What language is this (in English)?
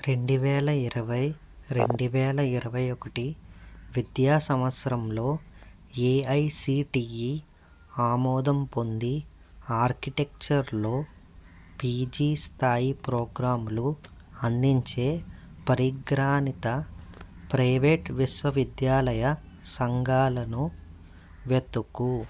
Telugu